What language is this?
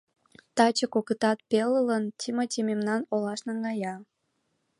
Mari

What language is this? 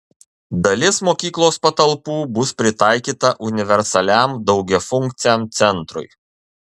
Lithuanian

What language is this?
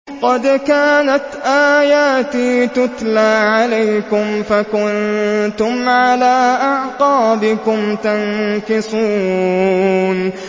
Arabic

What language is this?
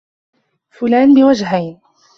Arabic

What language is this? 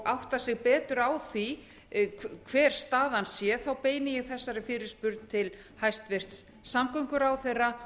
Icelandic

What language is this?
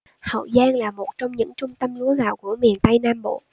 Vietnamese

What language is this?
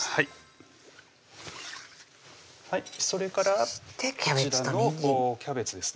Japanese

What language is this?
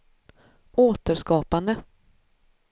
Swedish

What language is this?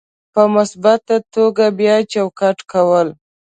Pashto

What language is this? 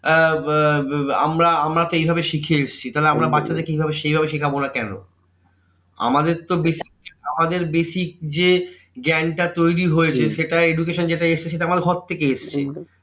Bangla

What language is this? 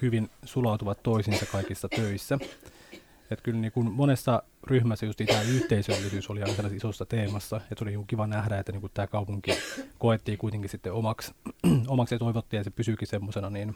Finnish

